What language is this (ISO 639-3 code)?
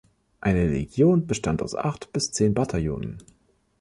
deu